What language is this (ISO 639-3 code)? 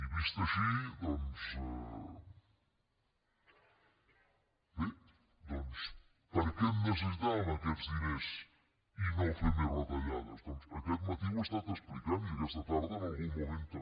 cat